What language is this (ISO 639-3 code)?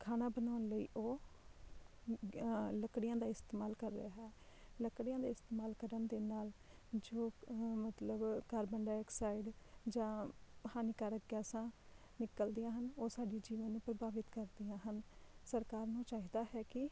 pan